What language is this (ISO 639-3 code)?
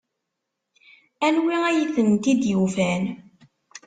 kab